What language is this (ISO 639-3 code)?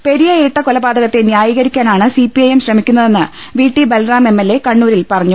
mal